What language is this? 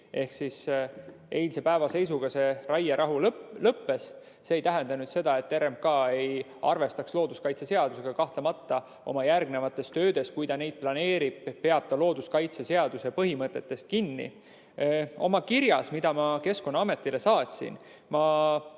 Estonian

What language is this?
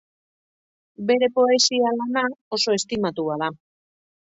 Basque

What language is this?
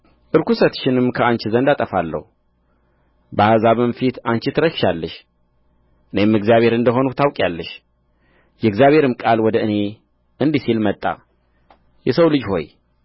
Amharic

